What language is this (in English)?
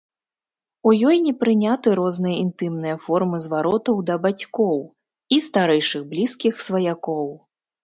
Belarusian